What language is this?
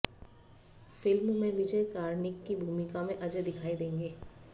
Hindi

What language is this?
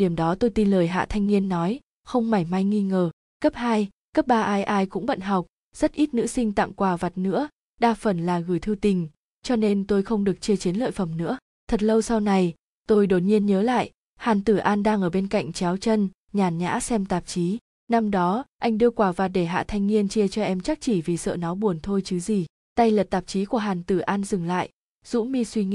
Vietnamese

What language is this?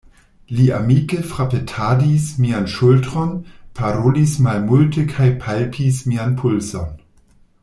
Esperanto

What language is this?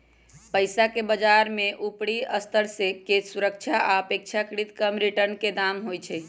Magahi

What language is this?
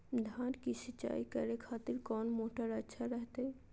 Magahi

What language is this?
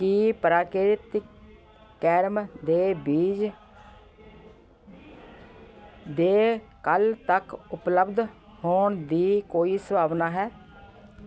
Punjabi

